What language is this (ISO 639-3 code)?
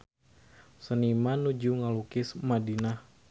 sun